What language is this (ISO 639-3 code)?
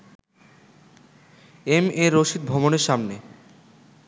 ben